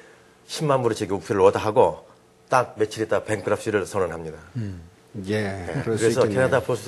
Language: Korean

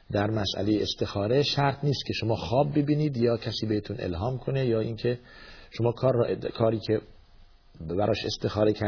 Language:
Persian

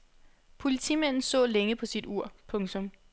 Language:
Danish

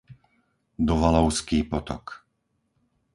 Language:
Slovak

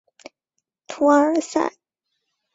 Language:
Chinese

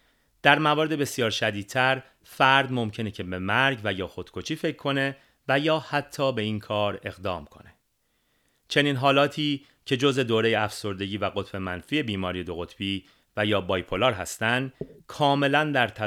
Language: Persian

